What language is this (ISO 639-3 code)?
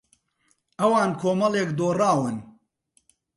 ckb